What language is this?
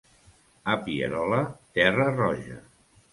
Catalan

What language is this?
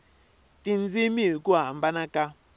Tsonga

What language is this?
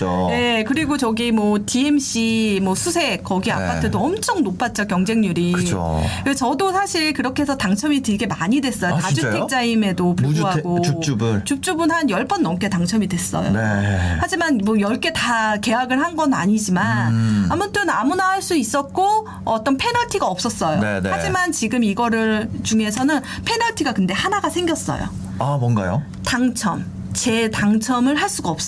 Korean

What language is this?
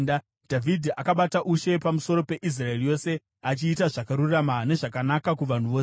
Shona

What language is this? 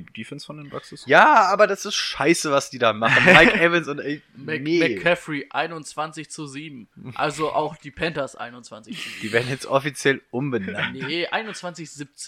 German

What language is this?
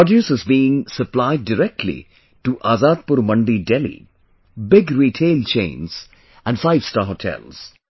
English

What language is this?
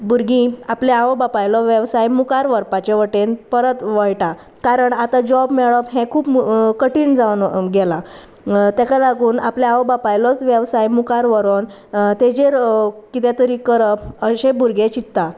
Konkani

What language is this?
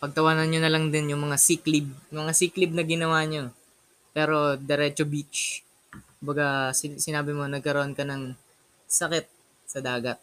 Filipino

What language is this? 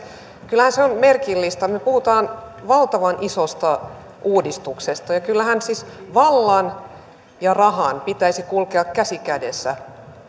Finnish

